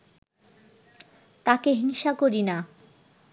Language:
Bangla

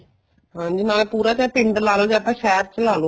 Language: Punjabi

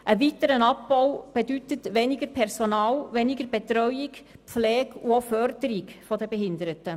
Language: Swiss German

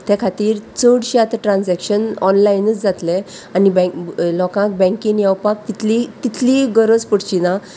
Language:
Konkani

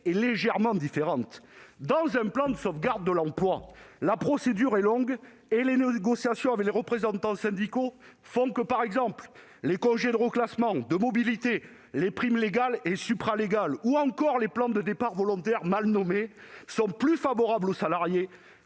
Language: French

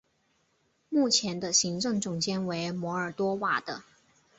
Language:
Chinese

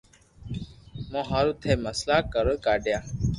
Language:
Loarki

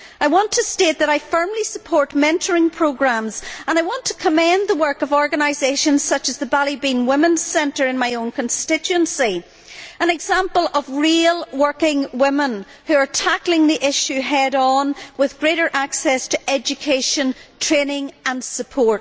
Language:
English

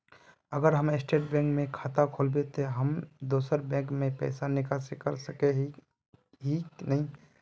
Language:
Magahi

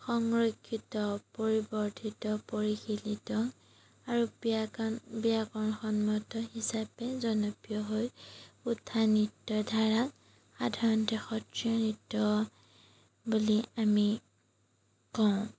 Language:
Assamese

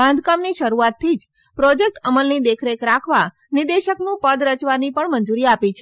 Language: Gujarati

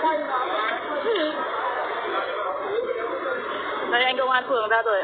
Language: Vietnamese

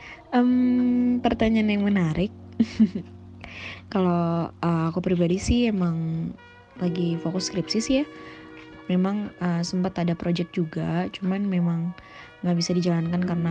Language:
Indonesian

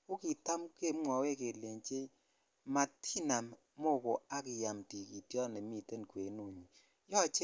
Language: Kalenjin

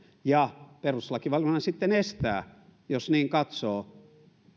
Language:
Finnish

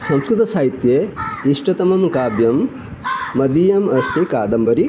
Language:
Sanskrit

